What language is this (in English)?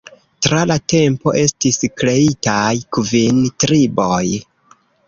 Esperanto